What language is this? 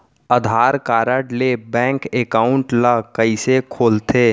Chhattisgarhi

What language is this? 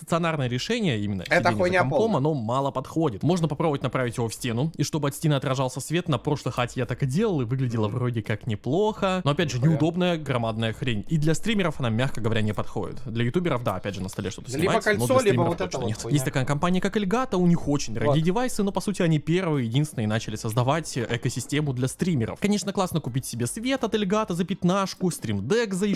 Russian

